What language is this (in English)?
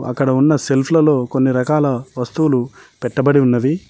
Telugu